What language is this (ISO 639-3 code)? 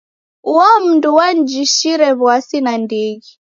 dav